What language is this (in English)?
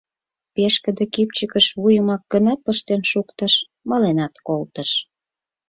Mari